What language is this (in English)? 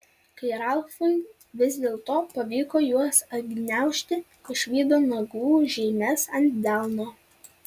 Lithuanian